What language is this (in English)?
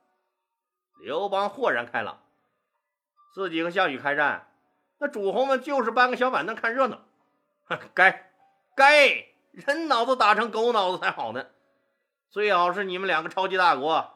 Chinese